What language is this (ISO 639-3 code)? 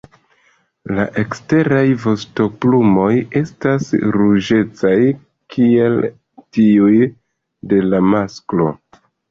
epo